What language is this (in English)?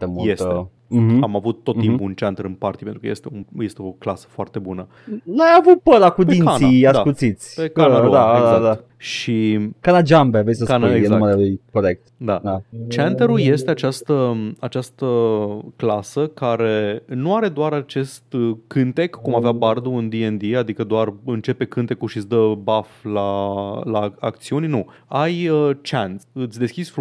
Romanian